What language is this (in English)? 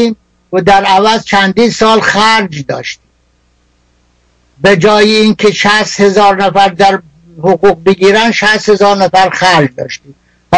Persian